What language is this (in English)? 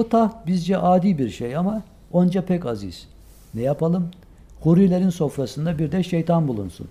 Turkish